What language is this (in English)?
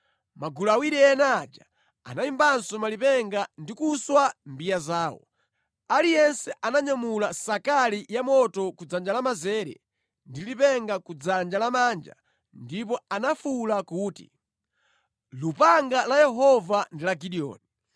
Nyanja